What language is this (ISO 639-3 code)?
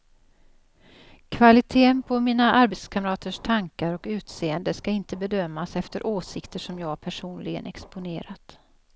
swe